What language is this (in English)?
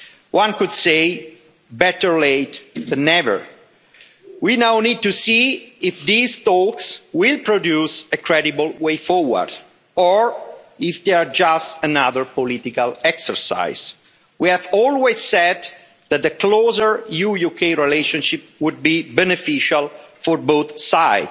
English